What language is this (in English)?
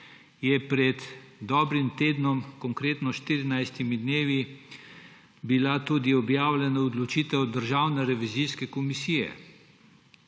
Slovenian